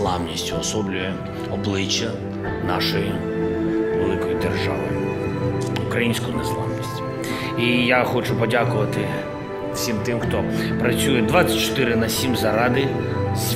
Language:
Ukrainian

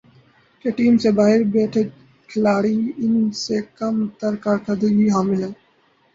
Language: Urdu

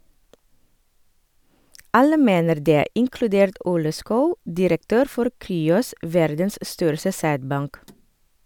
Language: Norwegian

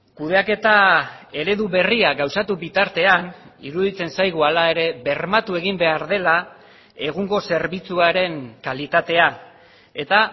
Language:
Basque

